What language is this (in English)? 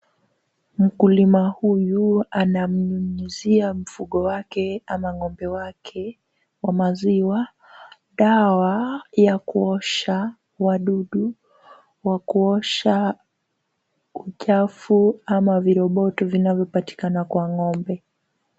Swahili